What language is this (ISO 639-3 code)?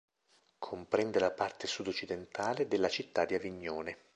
ita